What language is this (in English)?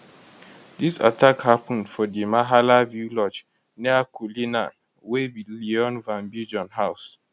Nigerian Pidgin